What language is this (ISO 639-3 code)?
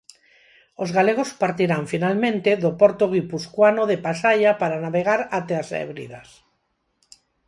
glg